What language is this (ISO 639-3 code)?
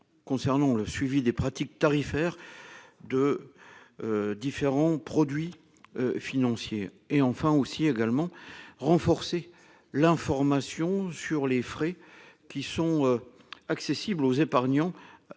fra